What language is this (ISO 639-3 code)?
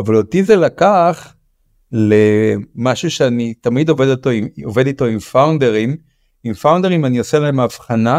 heb